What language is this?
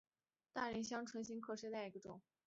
Chinese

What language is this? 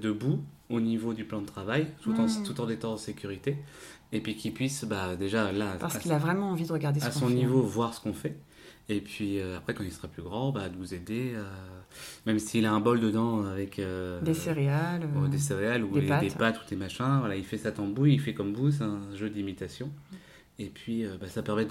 French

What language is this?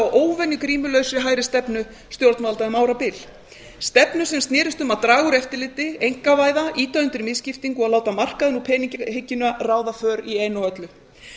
Icelandic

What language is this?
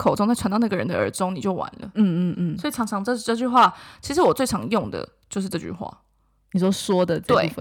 Chinese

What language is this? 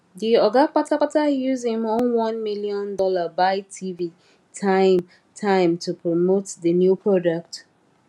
Nigerian Pidgin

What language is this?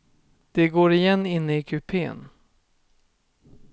Swedish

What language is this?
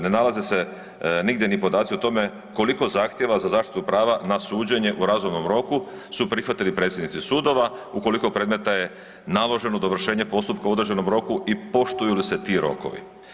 Croatian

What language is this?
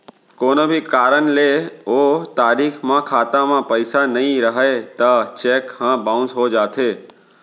Chhattisgarhi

